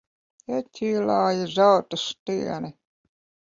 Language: Latvian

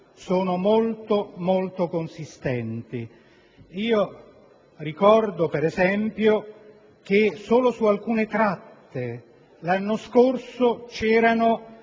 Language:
Italian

